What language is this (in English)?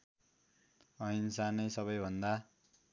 Nepali